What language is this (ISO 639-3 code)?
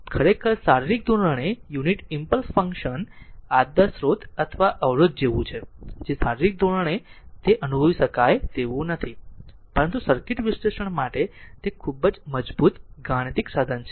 guj